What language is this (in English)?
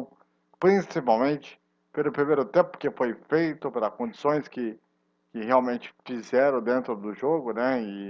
Portuguese